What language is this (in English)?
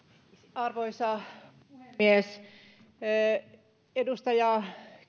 Finnish